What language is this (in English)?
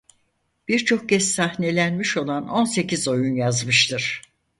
Turkish